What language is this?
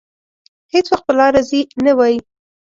Pashto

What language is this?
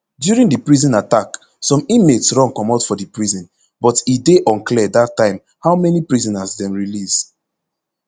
Nigerian Pidgin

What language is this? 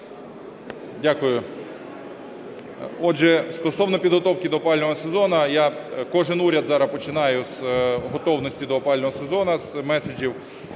Ukrainian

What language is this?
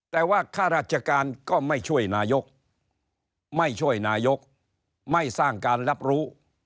Thai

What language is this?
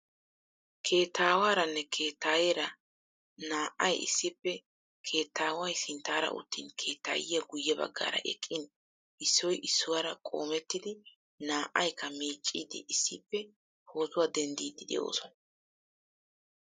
Wolaytta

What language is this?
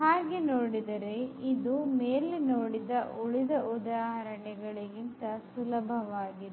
Kannada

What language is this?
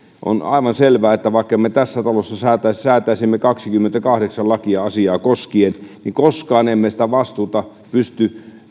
Finnish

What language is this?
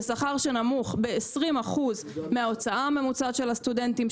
Hebrew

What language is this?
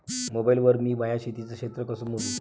Marathi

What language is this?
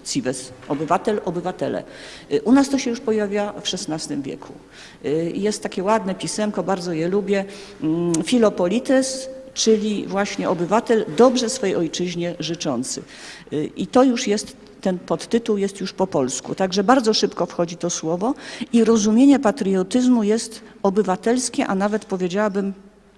Polish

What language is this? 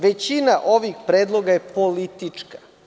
Serbian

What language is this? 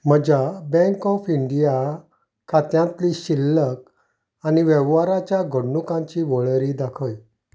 Konkani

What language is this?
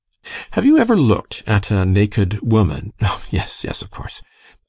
English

